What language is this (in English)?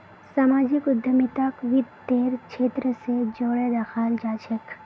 Magahi